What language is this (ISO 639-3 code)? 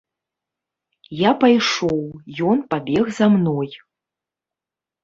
bel